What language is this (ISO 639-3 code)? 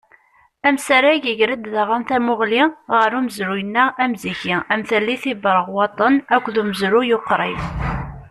kab